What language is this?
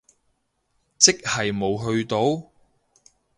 Cantonese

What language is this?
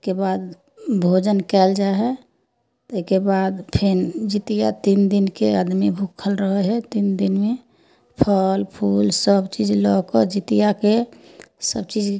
Maithili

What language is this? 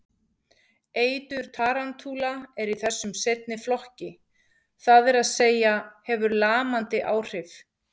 Icelandic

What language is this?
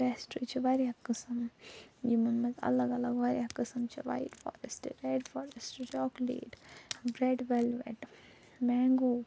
Kashmiri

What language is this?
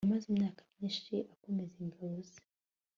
Kinyarwanda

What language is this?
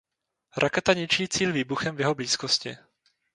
Czech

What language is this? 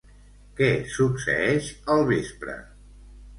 Catalan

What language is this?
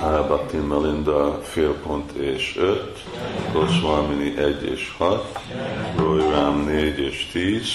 Hungarian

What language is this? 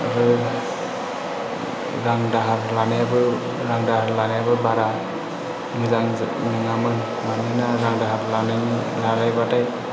Bodo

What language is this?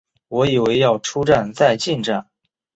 Chinese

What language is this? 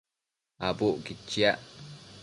Matsés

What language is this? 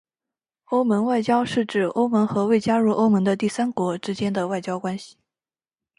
Chinese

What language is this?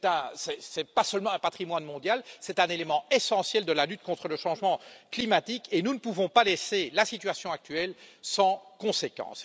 French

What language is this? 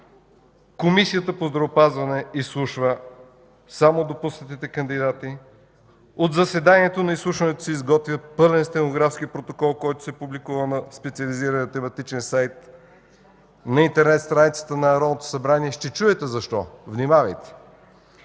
Bulgarian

